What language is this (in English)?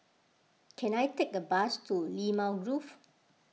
English